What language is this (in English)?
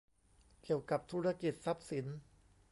Thai